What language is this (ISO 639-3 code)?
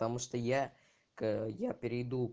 rus